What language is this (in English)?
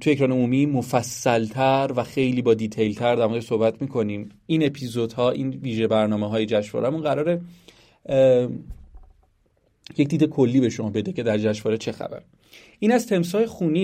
Persian